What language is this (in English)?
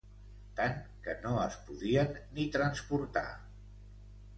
Catalan